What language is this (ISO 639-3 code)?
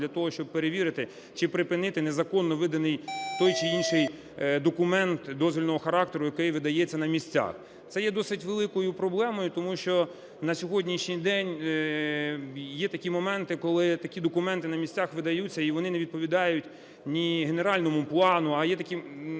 ukr